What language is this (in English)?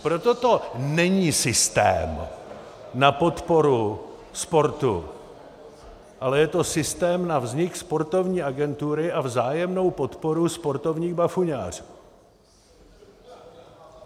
Czech